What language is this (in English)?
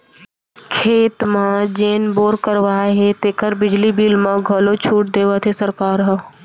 Chhattisgarhi